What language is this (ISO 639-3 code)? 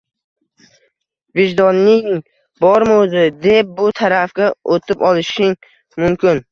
uzb